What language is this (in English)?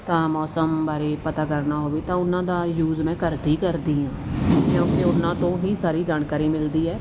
Punjabi